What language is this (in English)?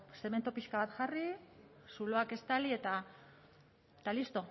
Basque